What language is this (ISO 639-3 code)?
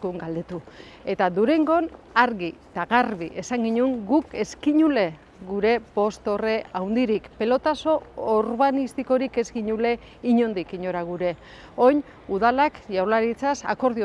eus